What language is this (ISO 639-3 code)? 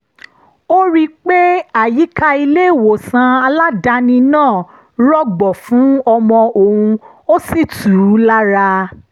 yor